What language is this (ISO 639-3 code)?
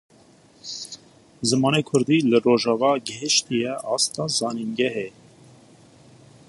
kur